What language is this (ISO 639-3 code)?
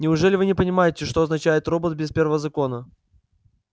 rus